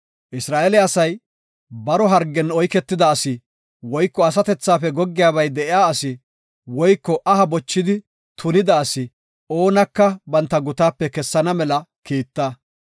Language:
Gofa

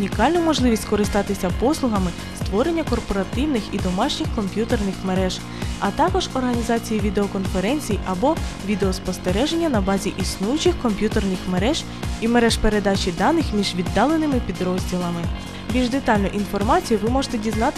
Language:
Ukrainian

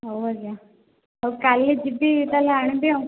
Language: Odia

